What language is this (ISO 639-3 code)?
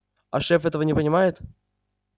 rus